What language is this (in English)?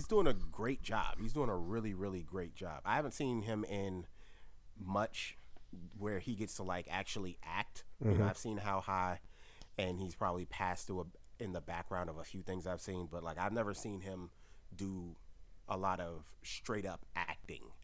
English